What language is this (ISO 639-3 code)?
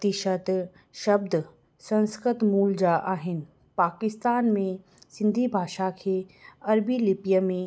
snd